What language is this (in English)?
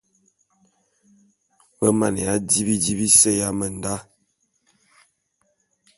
Bulu